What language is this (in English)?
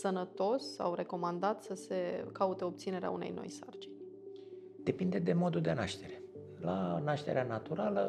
Romanian